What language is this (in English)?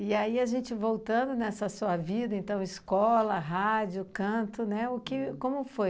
Portuguese